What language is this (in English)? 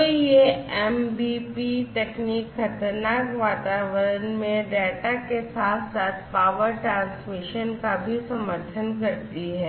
Hindi